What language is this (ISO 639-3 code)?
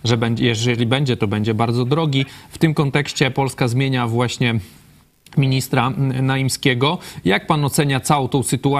pol